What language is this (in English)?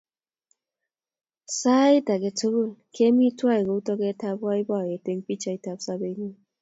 Kalenjin